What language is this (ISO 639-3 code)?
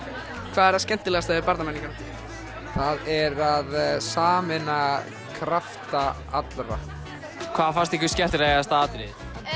isl